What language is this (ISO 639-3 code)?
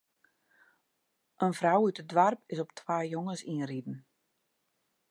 fry